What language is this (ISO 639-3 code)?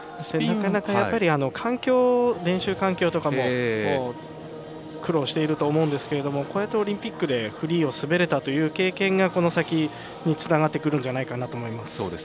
jpn